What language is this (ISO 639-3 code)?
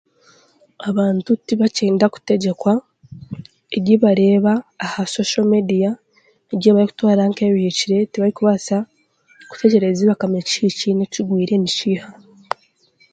cgg